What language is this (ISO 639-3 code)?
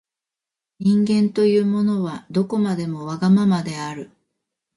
jpn